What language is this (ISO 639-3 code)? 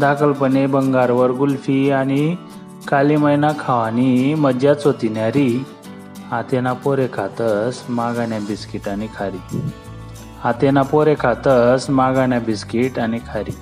mar